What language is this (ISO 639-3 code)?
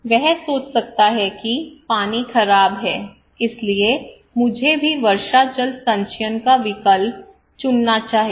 hin